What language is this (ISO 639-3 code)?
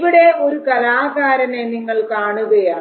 mal